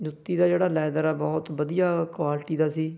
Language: Punjabi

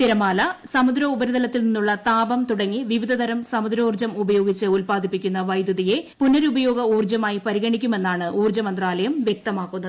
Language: Malayalam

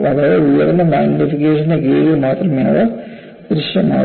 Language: Malayalam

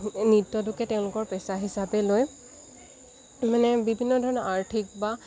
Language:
Assamese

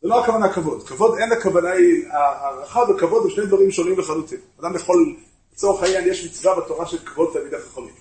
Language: Hebrew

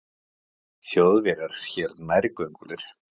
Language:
Icelandic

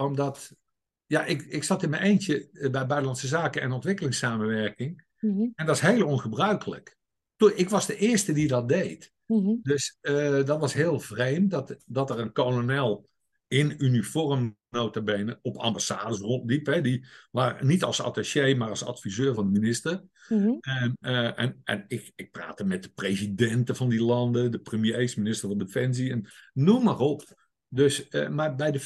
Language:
Dutch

